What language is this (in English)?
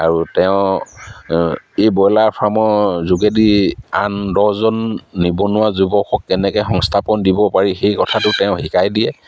Assamese